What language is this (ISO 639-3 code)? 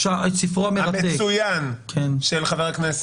heb